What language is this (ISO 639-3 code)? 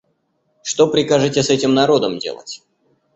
rus